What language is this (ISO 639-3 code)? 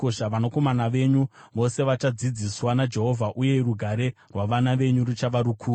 sna